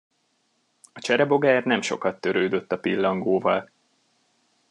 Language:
Hungarian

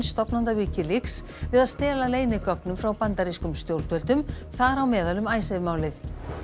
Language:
Icelandic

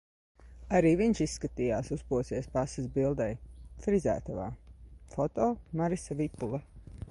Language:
Latvian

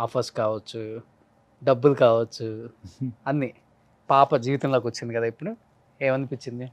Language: Telugu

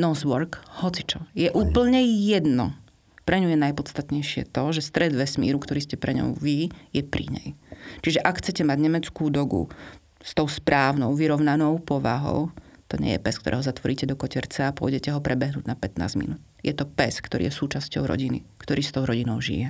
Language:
Slovak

